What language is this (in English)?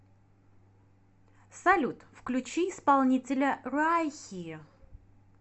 Russian